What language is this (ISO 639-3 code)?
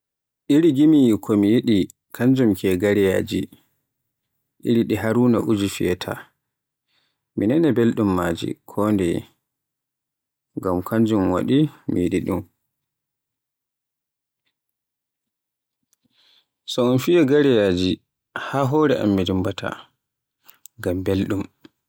fue